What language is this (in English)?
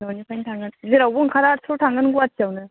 Bodo